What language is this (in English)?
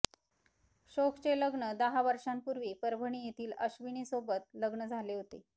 Marathi